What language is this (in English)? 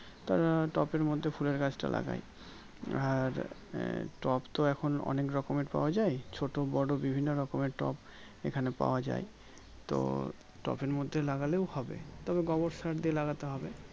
Bangla